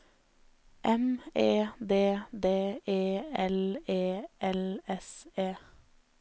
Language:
Norwegian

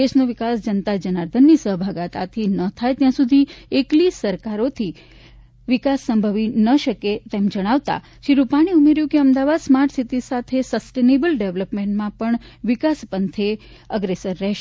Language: Gujarati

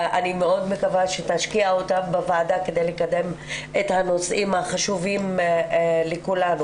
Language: Hebrew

